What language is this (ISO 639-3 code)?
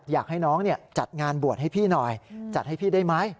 tha